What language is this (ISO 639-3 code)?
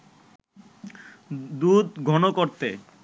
ben